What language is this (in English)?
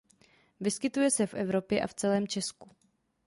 Czech